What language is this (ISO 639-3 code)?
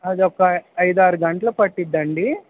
tel